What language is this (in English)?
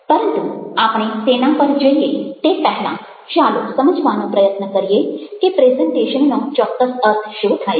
Gujarati